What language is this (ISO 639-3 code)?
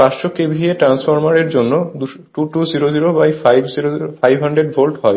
ben